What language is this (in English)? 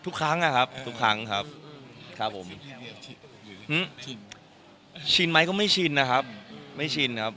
Thai